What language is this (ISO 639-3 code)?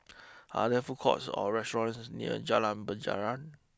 eng